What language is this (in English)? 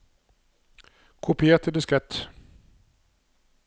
Norwegian